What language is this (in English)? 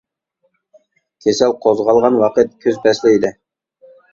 Uyghur